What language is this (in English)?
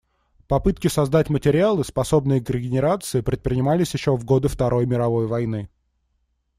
Russian